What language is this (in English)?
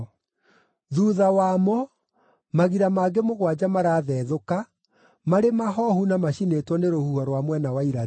Kikuyu